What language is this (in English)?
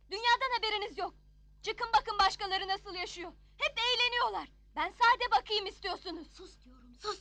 Turkish